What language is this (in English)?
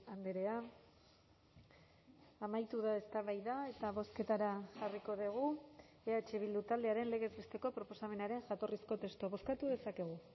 Basque